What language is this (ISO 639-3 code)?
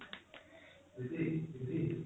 ori